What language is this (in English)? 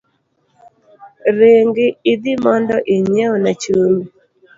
Luo (Kenya and Tanzania)